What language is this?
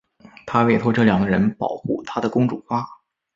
Chinese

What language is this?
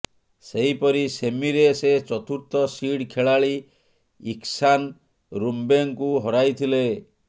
Odia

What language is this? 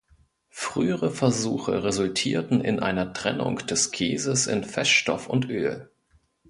German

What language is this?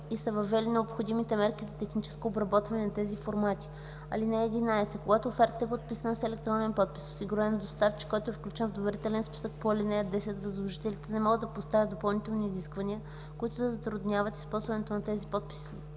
Bulgarian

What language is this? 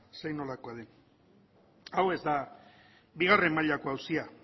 Basque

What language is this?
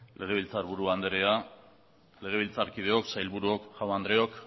Basque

